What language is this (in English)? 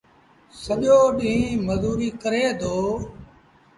Sindhi Bhil